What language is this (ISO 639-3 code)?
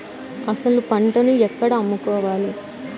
tel